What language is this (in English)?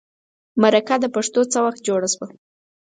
Pashto